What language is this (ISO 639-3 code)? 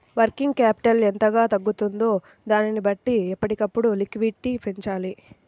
tel